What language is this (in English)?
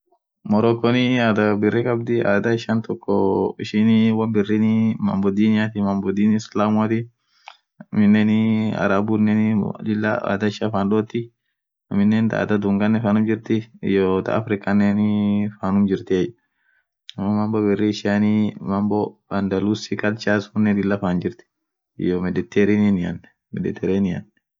Orma